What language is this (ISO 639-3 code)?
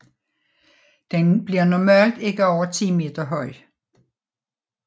dan